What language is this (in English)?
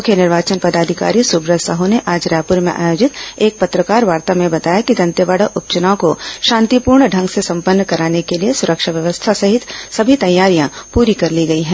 Hindi